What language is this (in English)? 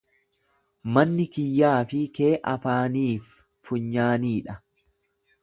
Oromo